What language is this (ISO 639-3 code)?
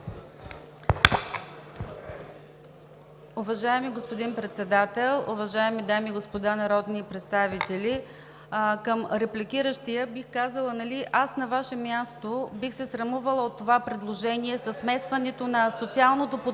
bul